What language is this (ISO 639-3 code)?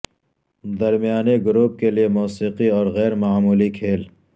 urd